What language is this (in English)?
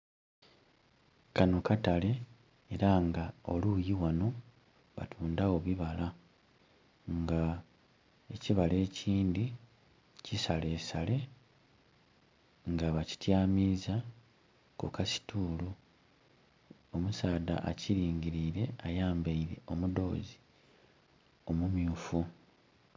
Soga